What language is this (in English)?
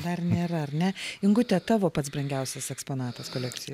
Lithuanian